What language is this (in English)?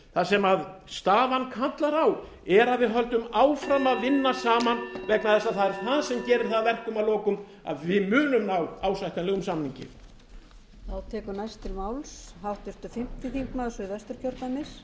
Icelandic